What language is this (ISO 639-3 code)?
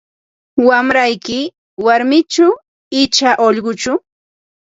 qva